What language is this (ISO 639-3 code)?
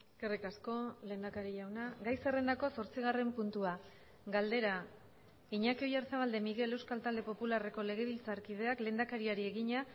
eus